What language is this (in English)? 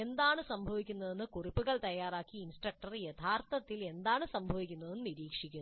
Malayalam